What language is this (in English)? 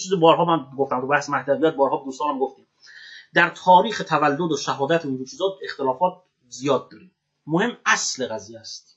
Persian